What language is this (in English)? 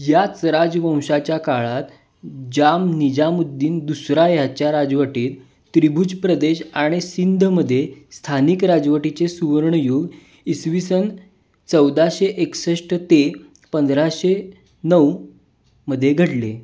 Marathi